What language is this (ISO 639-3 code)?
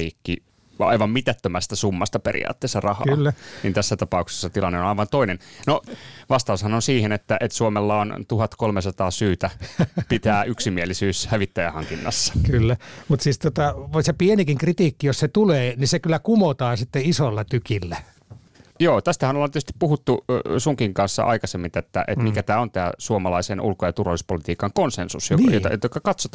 fin